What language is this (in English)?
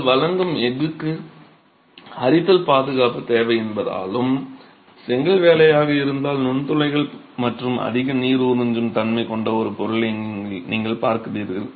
Tamil